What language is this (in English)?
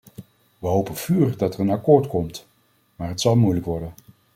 Dutch